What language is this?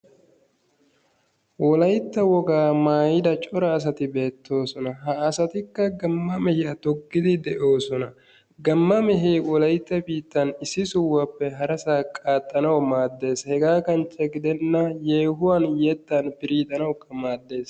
Wolaytta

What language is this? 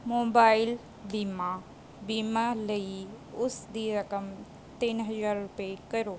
Punjabi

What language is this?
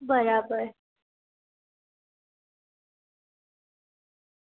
Gujarati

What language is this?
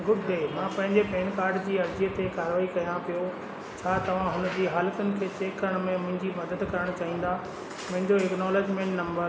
Sindhi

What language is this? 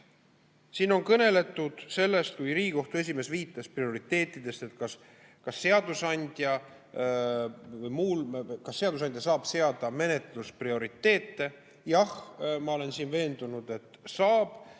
Estonian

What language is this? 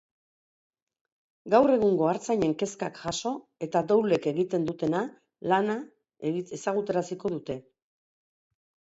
Basque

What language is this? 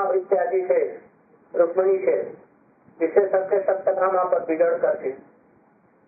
Hindi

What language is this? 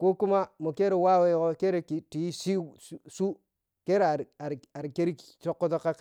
Piya-Kwonci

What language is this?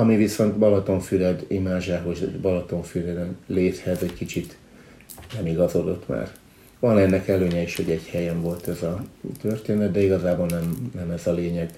Hungarian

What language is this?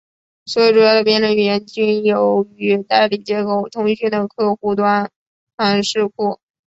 Chinese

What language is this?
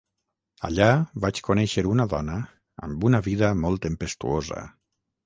Catalan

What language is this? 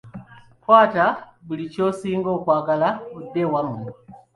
Ganda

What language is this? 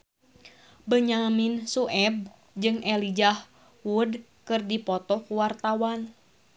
Sundanese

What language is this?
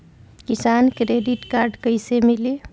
Bhojpuri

